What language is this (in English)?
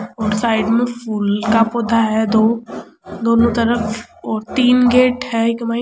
Rajasthani